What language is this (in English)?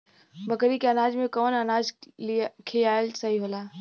Bhojpuri